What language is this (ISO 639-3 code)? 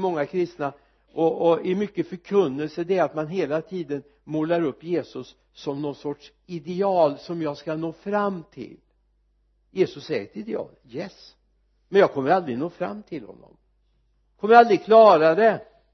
swe